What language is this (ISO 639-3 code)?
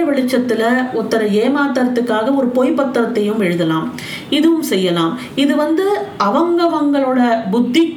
tam